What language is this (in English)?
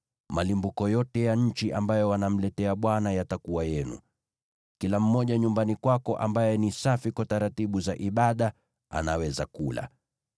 Swahili